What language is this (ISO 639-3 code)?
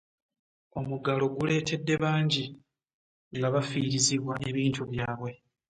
lug